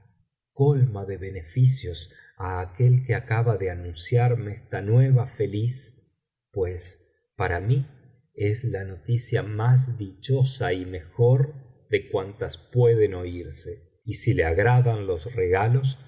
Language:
Spanish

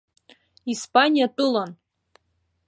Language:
Abkhazian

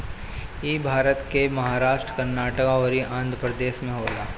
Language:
Bhojpuri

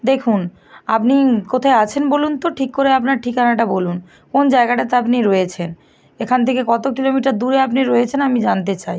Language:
Bangla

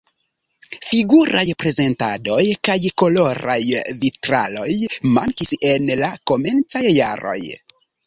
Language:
Esperanto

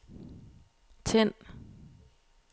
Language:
Danish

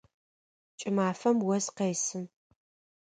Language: Adyghe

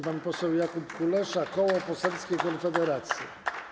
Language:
Polish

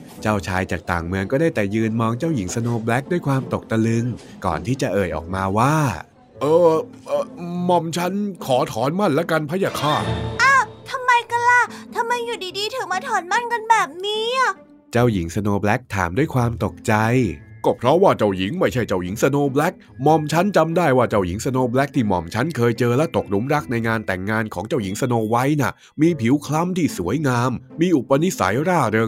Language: Thai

